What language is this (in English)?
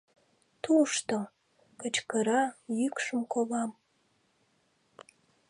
Mari